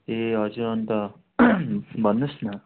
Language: Nepali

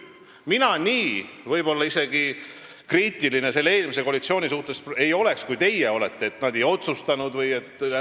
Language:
Estonian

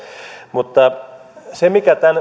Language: Finnish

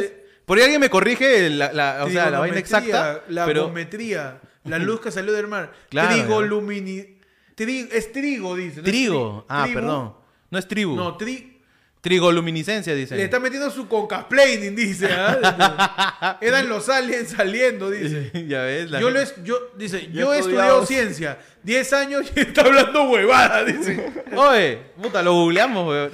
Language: Spanish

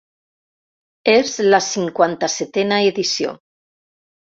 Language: Catalan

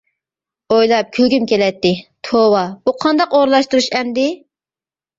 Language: Uyghur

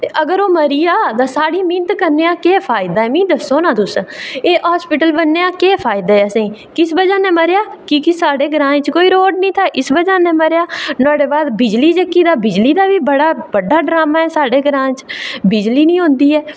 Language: Dogri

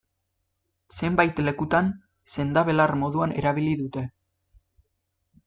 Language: Basque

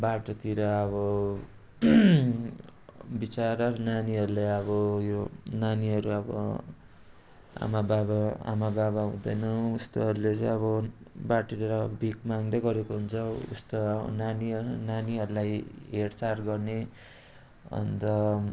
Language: Nepali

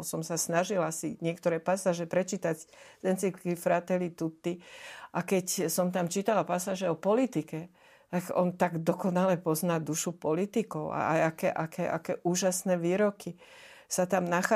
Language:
Slovak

